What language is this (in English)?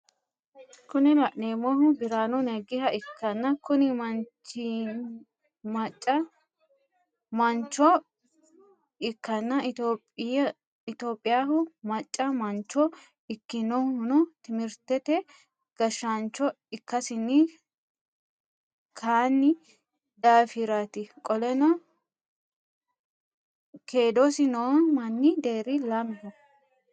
Sidamo